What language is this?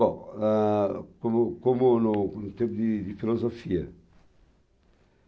Portuguese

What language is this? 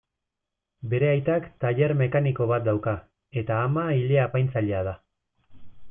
Basque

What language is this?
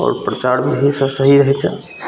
Maithili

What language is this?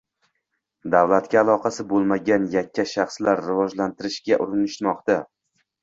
Uzbek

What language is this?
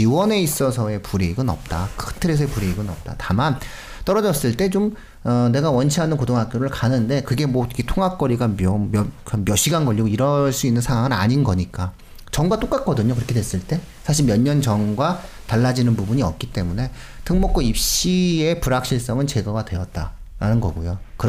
Korean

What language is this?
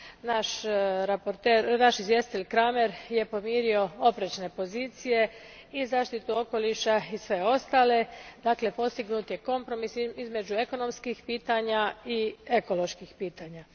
Croatian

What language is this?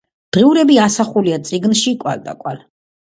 Georgian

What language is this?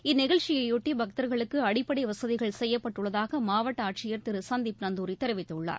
Tamil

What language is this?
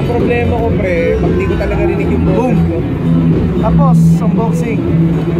Filipino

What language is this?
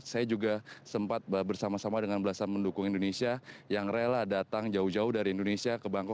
Indonesian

